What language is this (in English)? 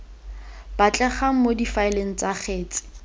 Tswana